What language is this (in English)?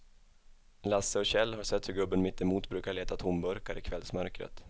Swedish